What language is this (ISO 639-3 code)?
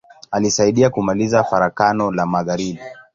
swa